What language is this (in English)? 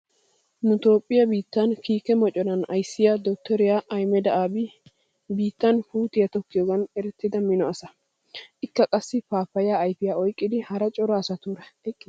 Wolaytta